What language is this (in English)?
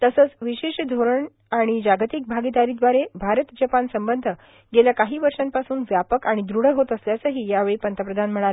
Marathi